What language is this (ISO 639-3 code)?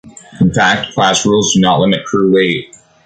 eng